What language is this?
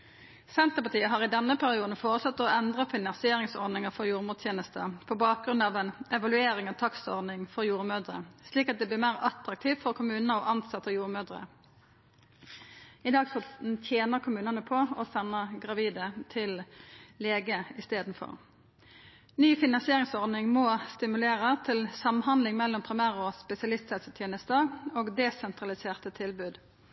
Norwegian Nynorsk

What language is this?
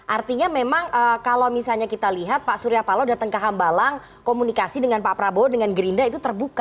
Indonesian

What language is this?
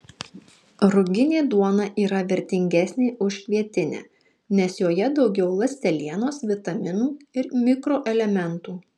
Lithuanian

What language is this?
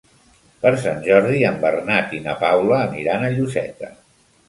Catalan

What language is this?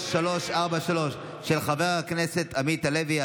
Hebrew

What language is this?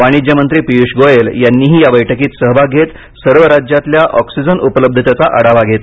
Marathi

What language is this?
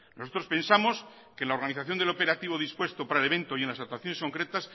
Spanish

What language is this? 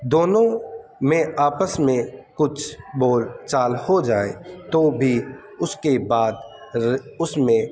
Urdu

